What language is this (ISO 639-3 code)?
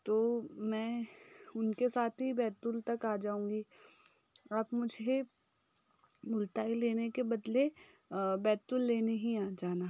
hin